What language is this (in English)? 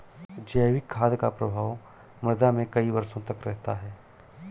Hindi